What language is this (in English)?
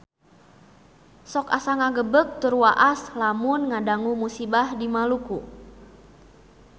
Sundanese